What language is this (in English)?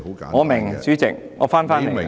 Cantonese